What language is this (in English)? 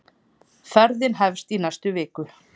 Icelandic